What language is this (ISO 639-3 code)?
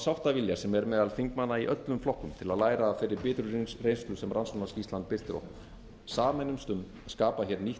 isl